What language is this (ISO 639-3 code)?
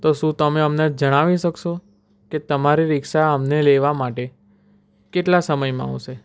guj